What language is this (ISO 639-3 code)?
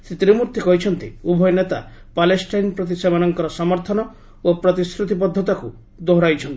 ori